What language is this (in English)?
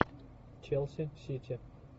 Russian